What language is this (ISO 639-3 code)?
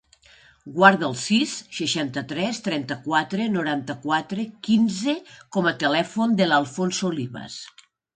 cat